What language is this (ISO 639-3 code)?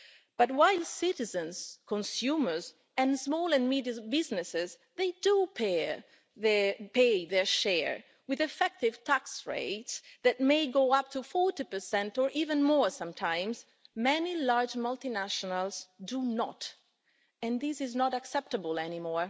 eng